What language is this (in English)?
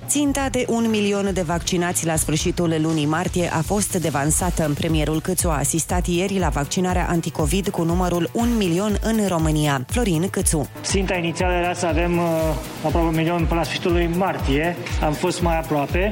Romanian